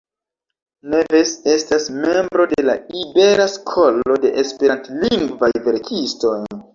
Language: Esperanto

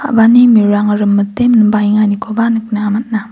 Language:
Garo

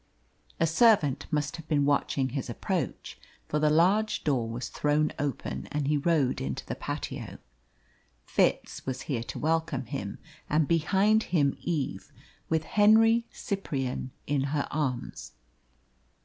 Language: English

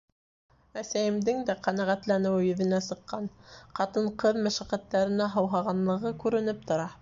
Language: Bashkir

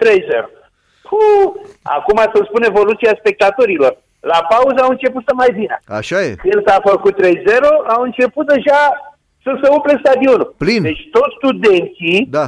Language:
Romanian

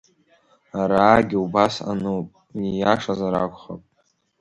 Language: Abkhazian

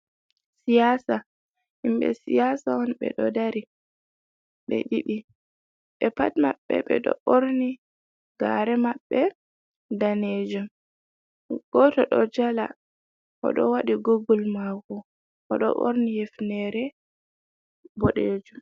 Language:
Fula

